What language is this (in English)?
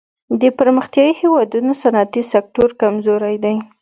Pashto